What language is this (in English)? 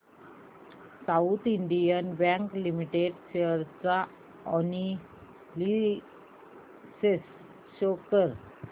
Marathi